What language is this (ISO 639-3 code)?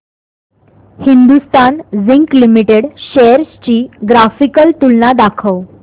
mar